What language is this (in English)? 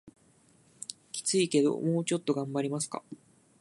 Japanese